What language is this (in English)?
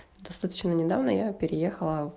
Russian